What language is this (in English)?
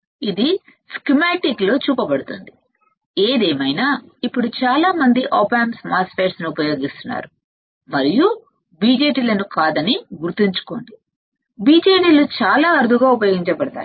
Telugu